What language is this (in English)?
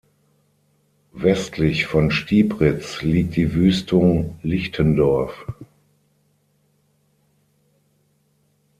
German